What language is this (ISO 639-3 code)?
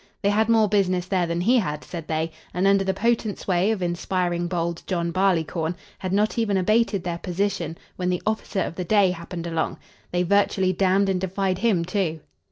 eng